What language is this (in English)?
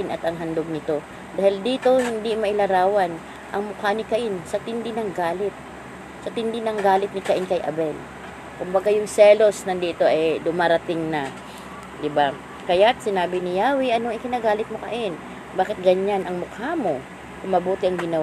Filipino